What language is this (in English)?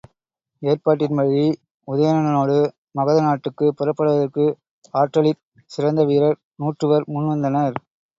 Tamil